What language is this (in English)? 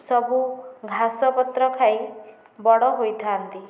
Odia